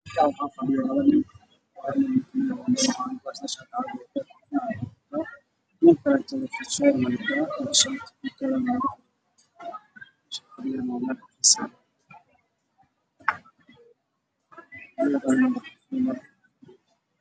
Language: Somali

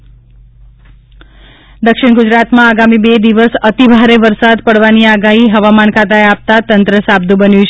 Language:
Gujarati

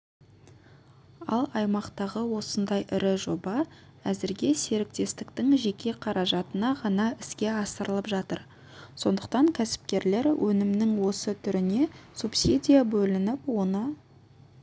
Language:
Kazakh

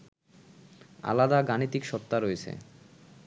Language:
Bangla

